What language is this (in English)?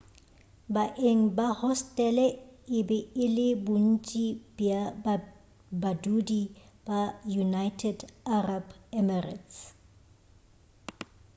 Northern Sotho